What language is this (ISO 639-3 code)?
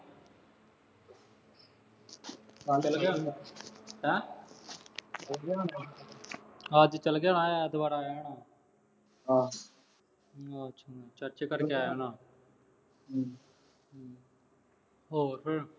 pan